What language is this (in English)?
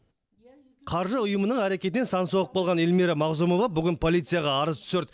Kazakh